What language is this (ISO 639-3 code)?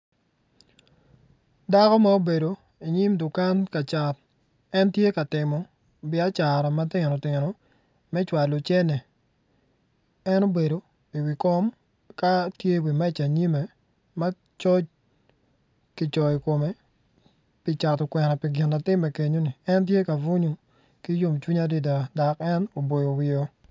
ach